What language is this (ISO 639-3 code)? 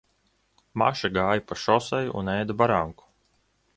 lav